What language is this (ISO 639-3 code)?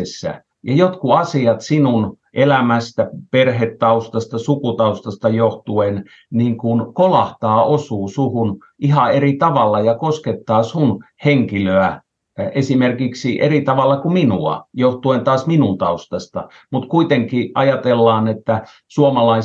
fin